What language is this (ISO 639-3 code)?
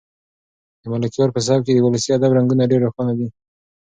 pus